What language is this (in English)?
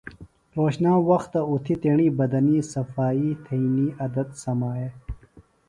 Phalura